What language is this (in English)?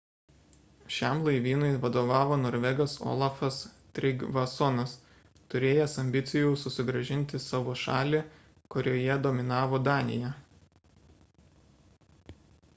Lithuanian